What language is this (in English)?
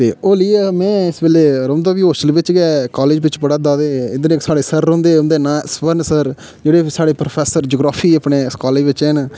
Dogri